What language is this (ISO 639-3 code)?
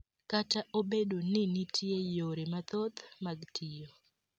luo